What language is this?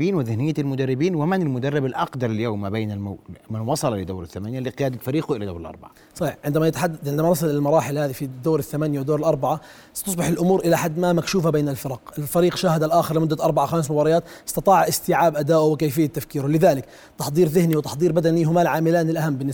Arabic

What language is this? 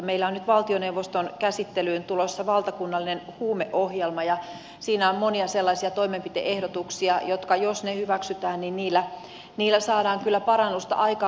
Finnish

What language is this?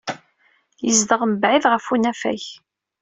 Kabyle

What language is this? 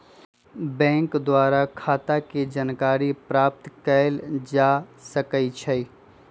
Magahi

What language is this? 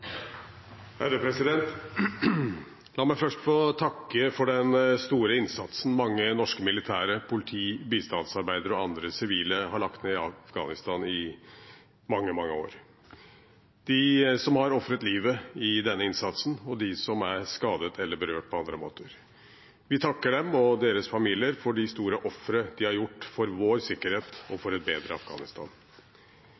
Norwegian Bokmål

